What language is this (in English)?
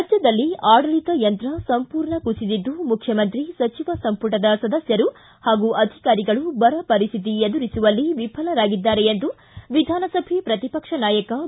Kannada